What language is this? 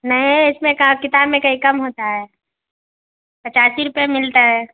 Urdu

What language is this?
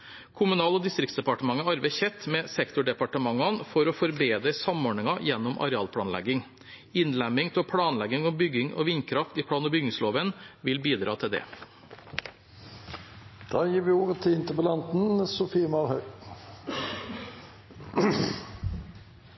Norwegian Bokmål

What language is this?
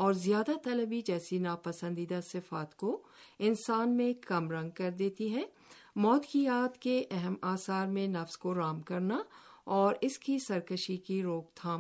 Urdu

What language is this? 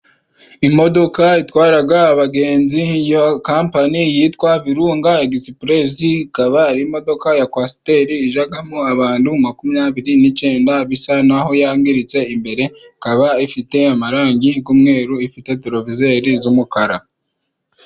Kinyarwanda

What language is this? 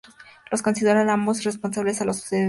Spanish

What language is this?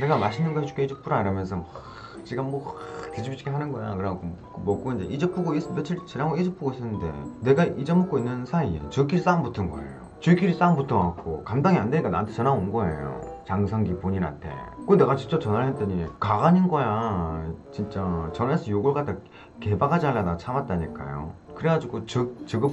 Korean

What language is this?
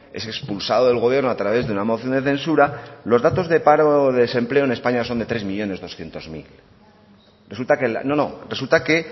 Spanish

